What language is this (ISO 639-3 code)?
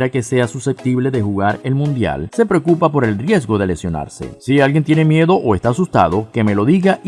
spa